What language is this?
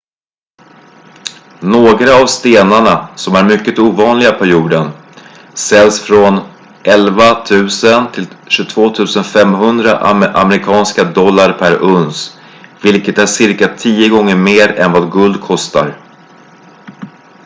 Swedish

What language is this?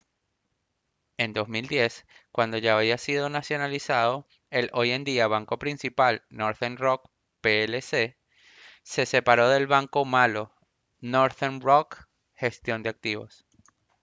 Spanish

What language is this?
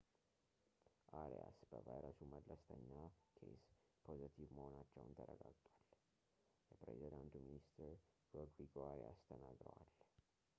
Amharic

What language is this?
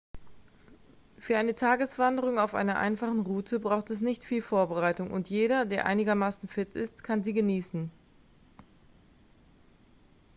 German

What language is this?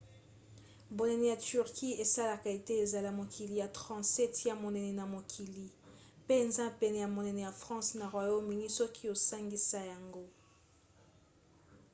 Lingala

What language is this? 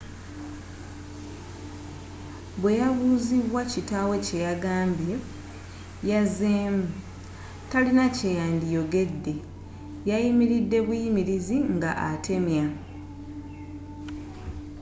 Ganda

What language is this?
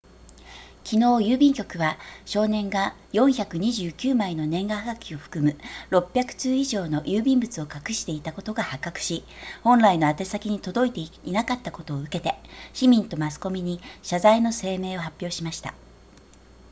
Japanese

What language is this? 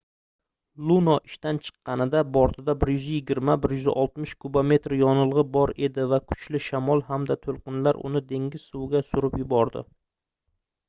Uzbek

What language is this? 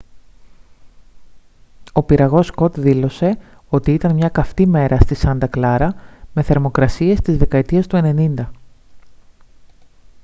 Greek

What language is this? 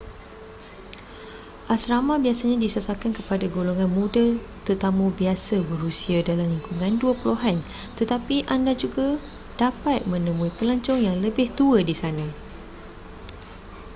Malay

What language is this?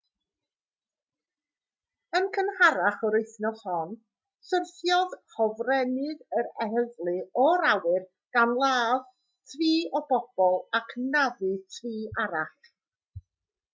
Welsh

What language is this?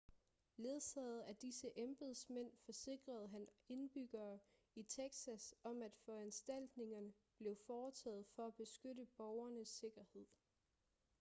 Danish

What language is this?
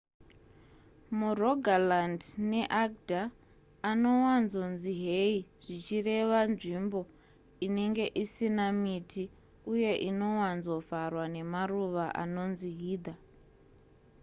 Shona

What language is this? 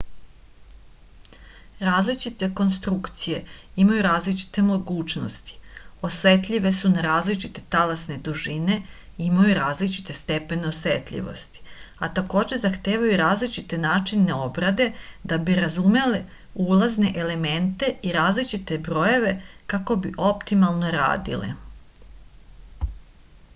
Serbian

